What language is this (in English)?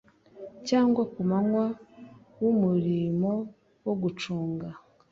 Kinyarwanda